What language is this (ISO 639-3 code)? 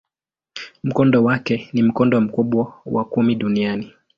swa